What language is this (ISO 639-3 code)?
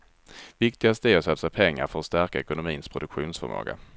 swe